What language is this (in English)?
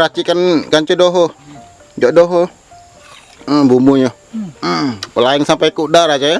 Indonesian